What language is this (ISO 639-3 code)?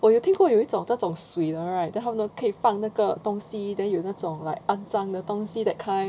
eng